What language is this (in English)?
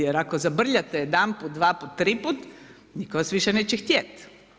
Croatian